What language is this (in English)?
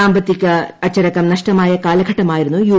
Malayalam